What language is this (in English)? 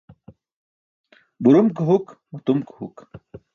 Burushaski